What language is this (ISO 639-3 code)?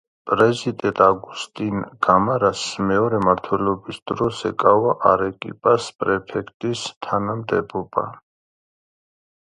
kat